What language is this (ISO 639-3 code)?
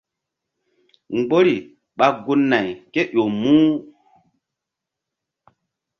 mdd